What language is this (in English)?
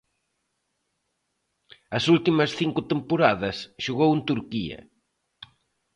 Galician